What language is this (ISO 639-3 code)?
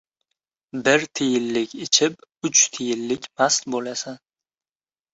uzb